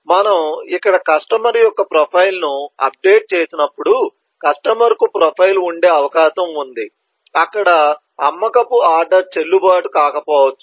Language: Telugu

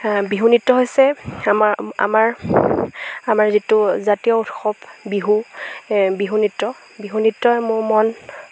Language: Assamese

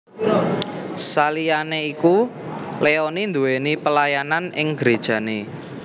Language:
Javanese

